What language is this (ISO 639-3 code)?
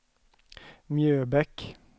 swe